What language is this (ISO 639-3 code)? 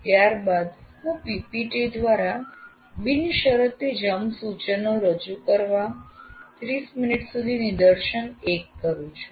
guj